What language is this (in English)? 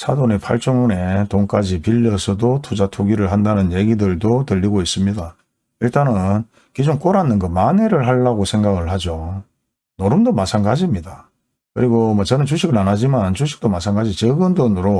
Korean